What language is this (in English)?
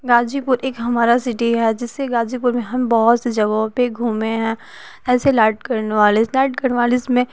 Hindi